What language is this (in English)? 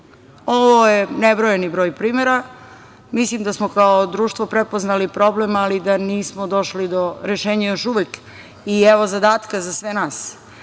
Serbian